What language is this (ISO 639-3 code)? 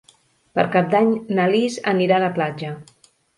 cat